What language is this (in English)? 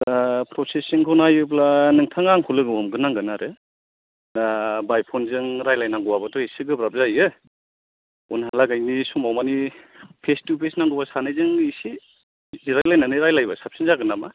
Bodo